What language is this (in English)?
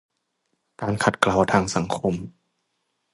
Thai